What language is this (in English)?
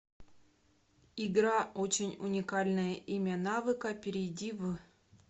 Russian